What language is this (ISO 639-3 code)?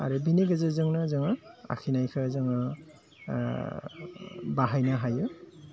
brx